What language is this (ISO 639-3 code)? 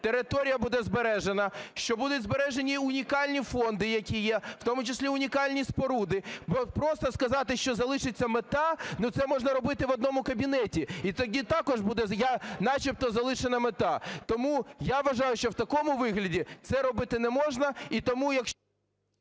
ukr